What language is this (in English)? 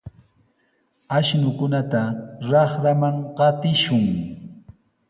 Sihuas Ancash Quechua